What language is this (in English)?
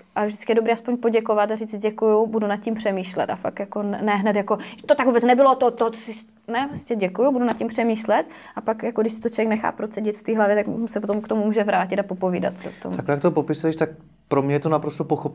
Czech